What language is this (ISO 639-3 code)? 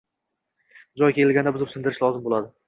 uzb